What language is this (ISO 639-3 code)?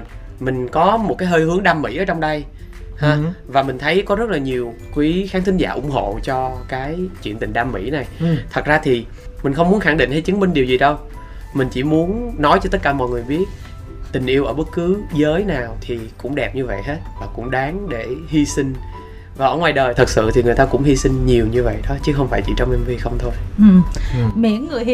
vie